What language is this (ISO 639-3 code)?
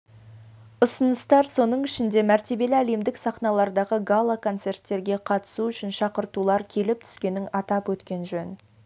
kaz